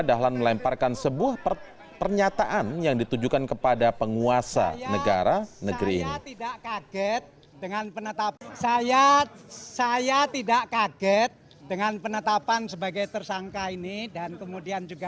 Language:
Indonesian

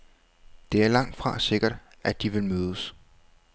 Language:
Danish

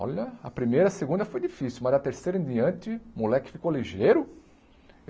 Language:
Portuguese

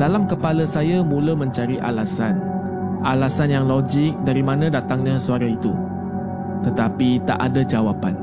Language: Malay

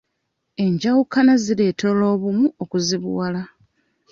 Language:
Ganda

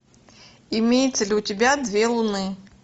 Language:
Russian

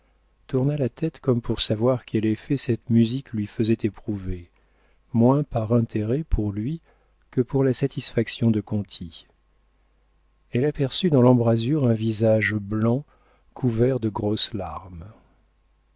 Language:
French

